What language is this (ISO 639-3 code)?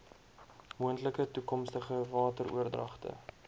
afr